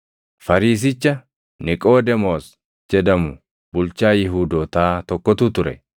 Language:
Oromo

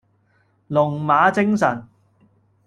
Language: Cantonese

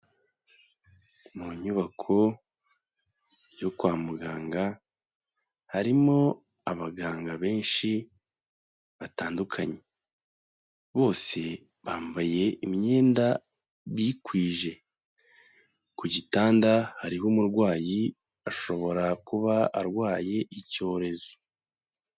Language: Kinyarwanda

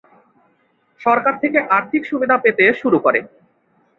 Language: Bangla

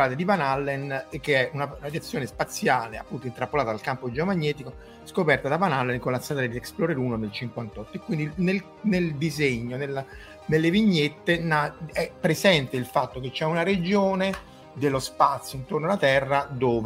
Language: Italian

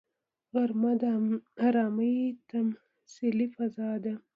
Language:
Pashto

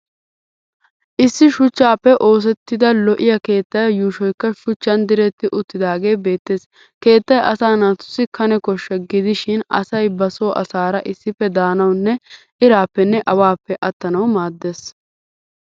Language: Wolaytta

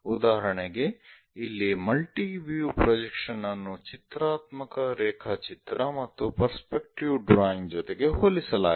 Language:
Kannada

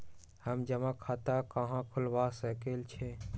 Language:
Magahi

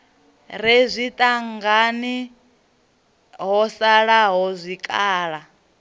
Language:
Venda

